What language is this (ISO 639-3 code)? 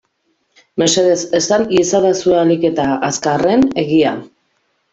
eus